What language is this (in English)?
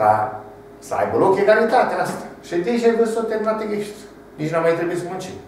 Romanian